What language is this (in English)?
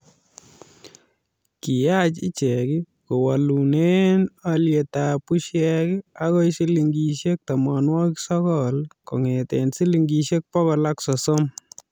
Kalenjin